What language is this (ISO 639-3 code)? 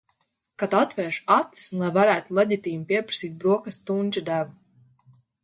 lav